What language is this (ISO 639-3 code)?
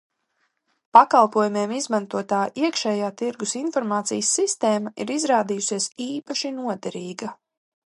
lav